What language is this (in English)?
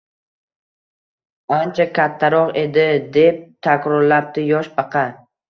Uzbek